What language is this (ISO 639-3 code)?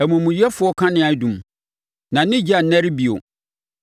aka